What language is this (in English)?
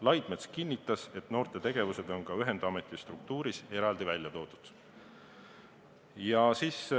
Estonian